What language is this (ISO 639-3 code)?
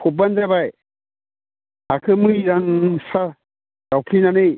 brx